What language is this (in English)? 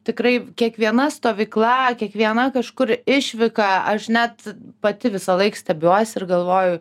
Lithuanian